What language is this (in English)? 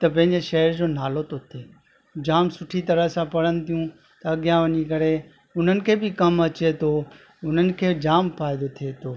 Sindhi